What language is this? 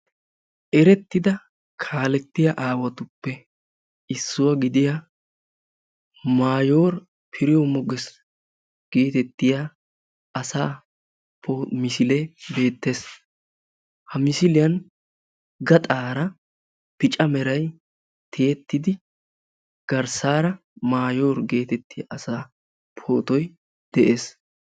Wolaytta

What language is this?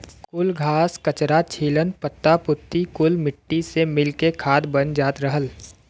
Bhojpuri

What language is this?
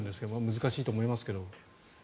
Japanese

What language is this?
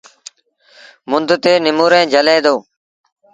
Sindhi Bhil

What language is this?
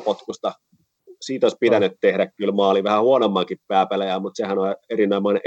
Finnish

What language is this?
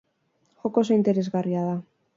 Basque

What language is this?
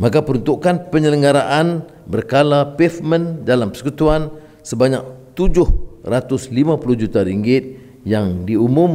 Malay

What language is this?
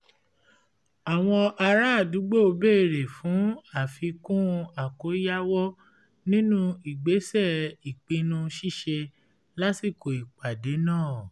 Yoruba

